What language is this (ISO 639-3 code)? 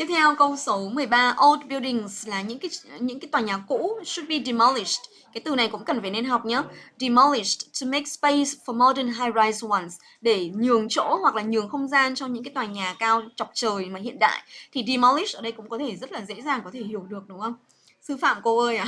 vie